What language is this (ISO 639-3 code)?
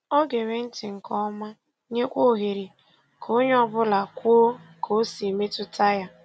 ibo